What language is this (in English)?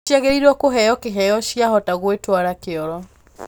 Kikuyu